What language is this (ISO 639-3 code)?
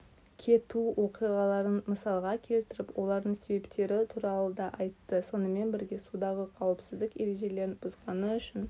kaz